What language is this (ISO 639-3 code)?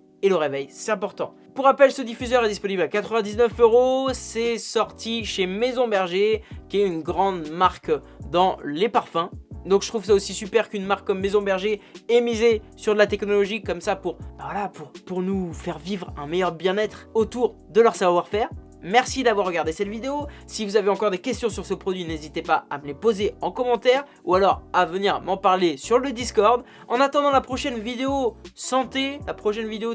fra